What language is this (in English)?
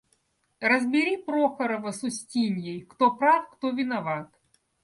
Russian